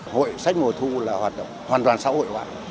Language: Vietnamese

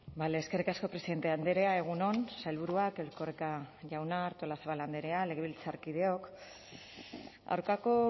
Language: Basque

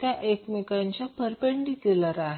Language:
Marathi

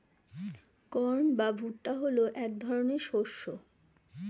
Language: Bangla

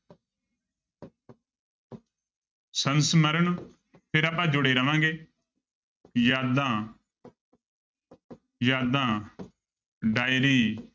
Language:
Punjabi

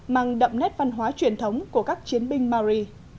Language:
Vietnamese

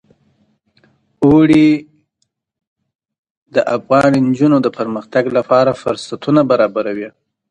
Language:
Pashto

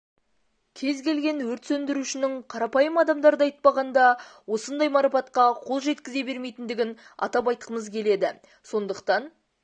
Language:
Kazakh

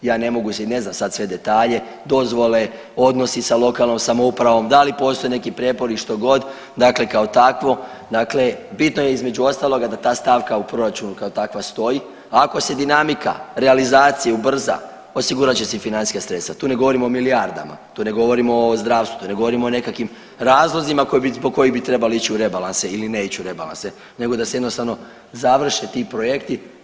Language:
Croatian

